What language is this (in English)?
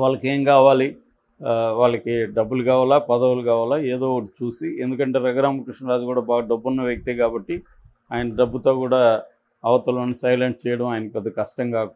Telugu